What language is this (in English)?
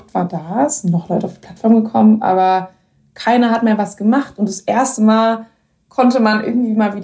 German